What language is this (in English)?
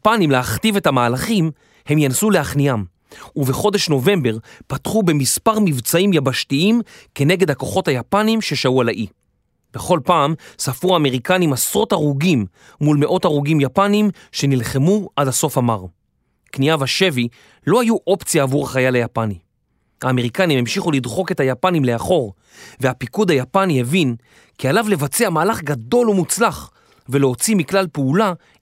Hebrew